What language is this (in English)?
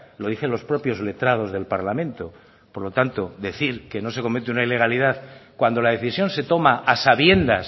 Spanish